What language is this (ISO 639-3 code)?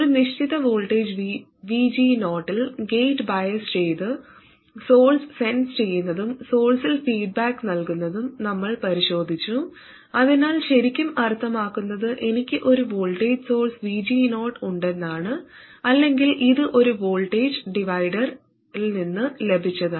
mal